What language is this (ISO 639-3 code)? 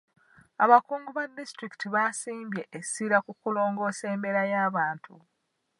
lug